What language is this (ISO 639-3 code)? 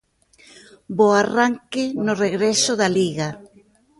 glg